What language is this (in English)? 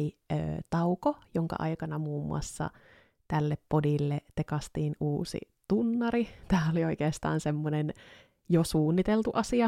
Finnish